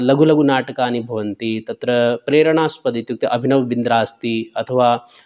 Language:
Sanskrit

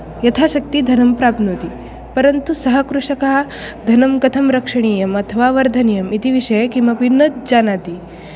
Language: Sanskrit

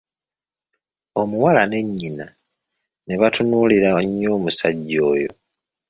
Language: Ganda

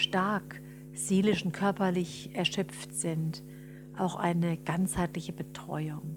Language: German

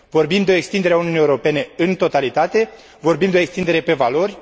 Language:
Romanian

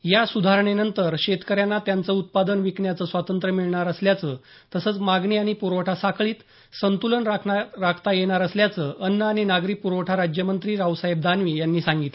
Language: Marathi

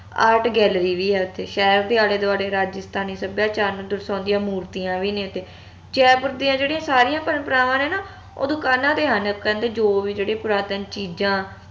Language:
Punjabi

